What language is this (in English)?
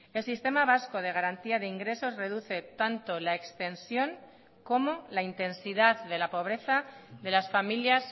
Spanish